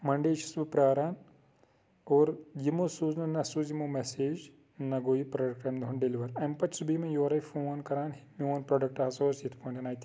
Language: Kashmiri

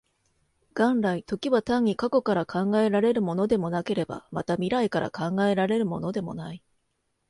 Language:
Japanese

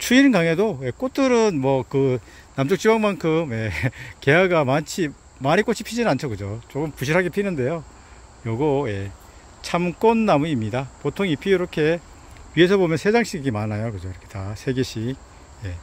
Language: Korean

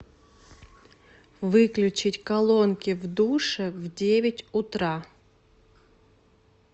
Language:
Russian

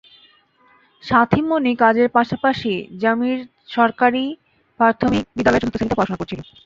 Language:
Bangla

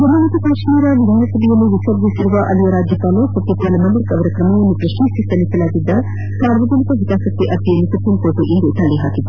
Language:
Kannada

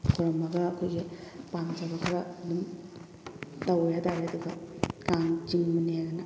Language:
Manipuri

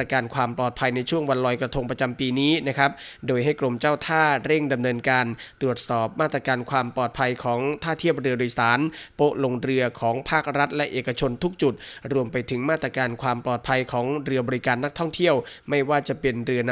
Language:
Thai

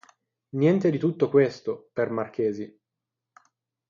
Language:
Italian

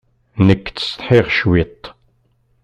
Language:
Kabyle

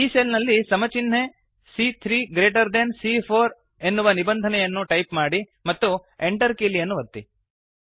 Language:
Kannada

